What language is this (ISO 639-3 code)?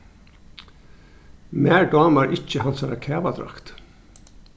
fao